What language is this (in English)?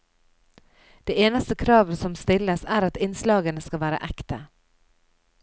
Norwegian